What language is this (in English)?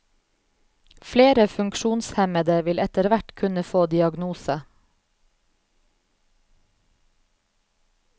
Norwegian